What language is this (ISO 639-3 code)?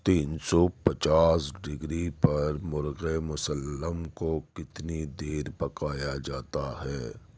urd